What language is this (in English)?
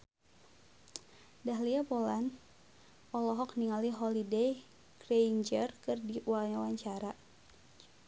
Sundanese